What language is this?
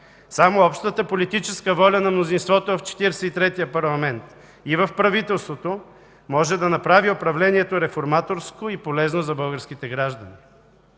Bulgarian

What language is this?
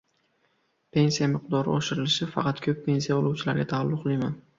Uzbek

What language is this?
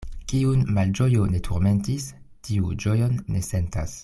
Esperanto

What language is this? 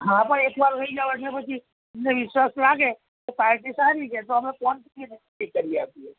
Gujarati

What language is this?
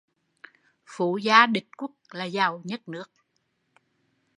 Vietnamese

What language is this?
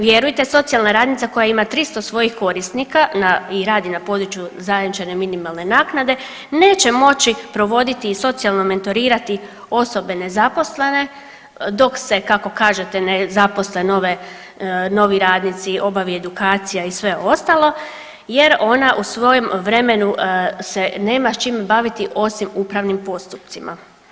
Croatian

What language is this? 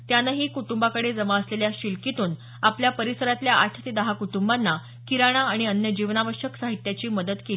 Marathi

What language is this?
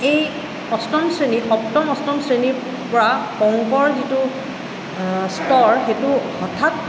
Assamese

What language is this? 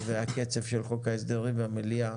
Hebrew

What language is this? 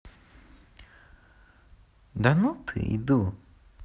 Russian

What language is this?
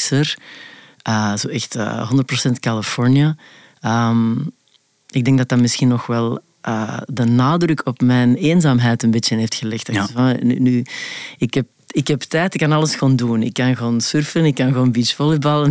Dutch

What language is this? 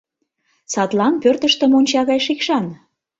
Mari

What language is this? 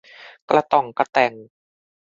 Thai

